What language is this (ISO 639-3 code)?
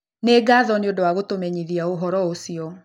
kik